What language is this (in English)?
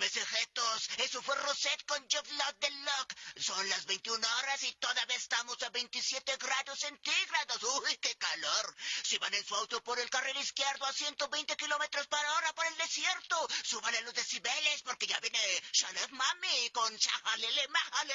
Spanish